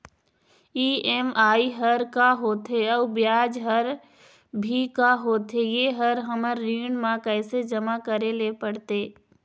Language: Chhattisgarhi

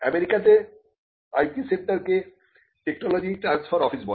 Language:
Bangla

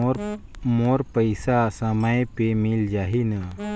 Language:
Chhattisgarhi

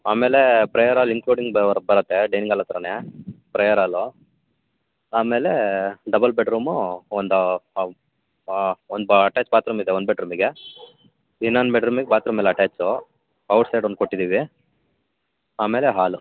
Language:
Kannada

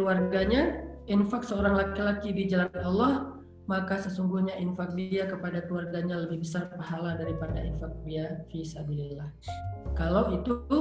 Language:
Indonesian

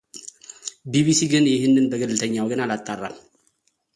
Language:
Amharic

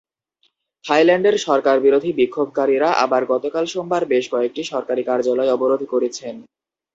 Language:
Bangla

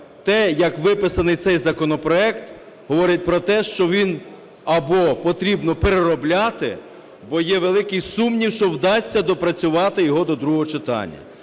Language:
Ukrainian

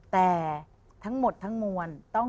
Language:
Thai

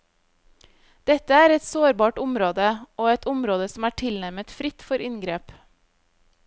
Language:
Norwegian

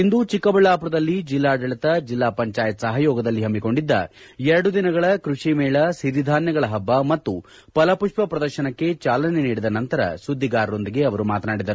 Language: Kannada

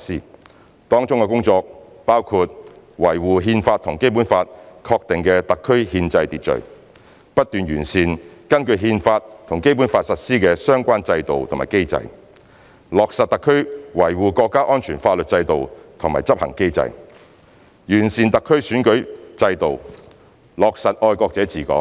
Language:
Cantonese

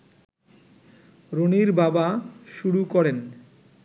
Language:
Bangla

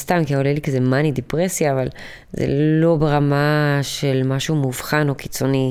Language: Hebrew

